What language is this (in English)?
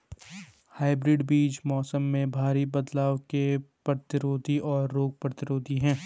Hindi